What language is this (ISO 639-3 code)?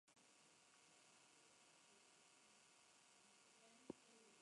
spa